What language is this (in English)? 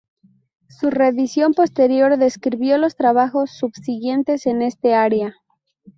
Spanish